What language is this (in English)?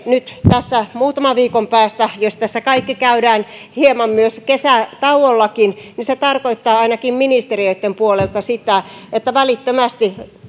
Finnish